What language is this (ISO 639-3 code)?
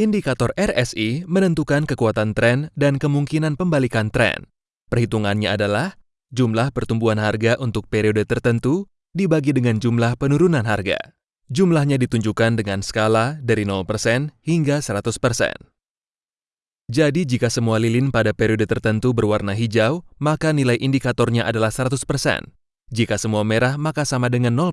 ind